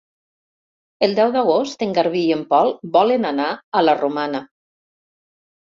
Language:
Catalan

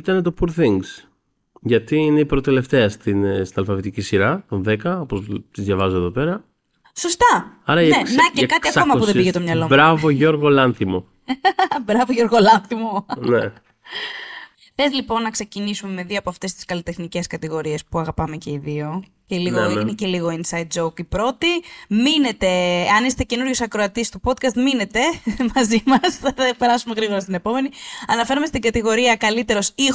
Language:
Greek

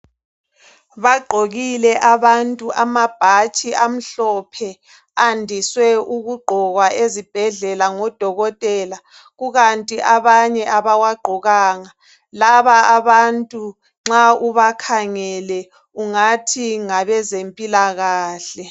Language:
North Ndebele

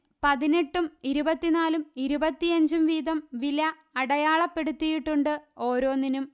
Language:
Malayalam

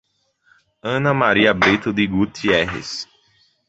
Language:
Portuguese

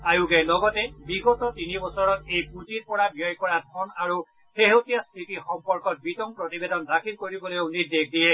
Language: Assamese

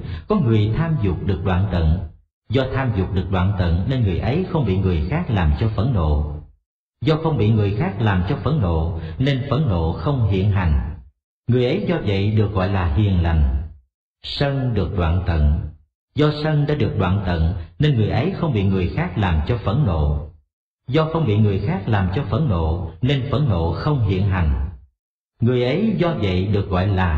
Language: Vietnamese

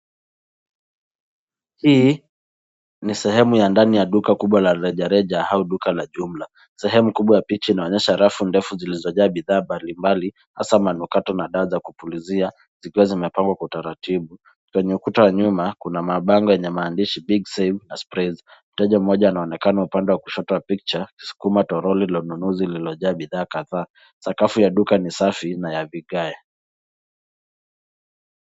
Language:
Swahili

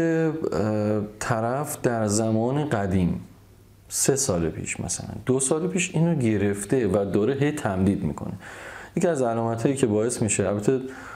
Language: Persian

